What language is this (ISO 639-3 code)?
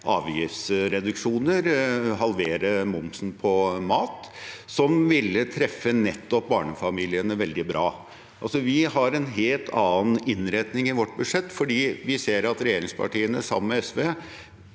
nor